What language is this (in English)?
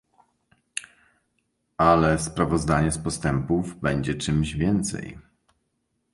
Polish